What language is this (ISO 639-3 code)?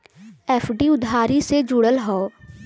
bho